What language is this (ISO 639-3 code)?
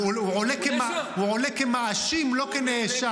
heb